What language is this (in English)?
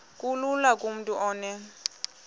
Xhosa